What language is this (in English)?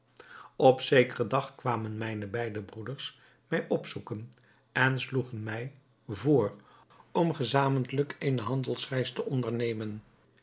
Dutch